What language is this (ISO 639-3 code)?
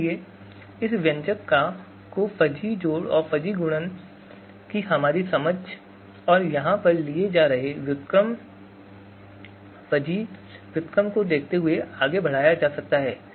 hin